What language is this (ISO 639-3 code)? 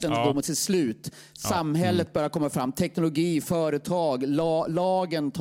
swe